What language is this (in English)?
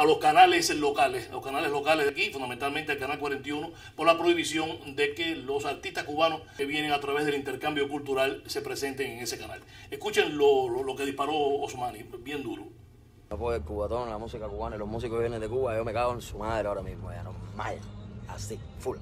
Spanish